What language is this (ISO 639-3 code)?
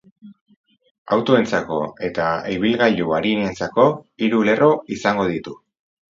eus